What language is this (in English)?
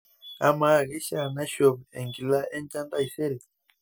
Masai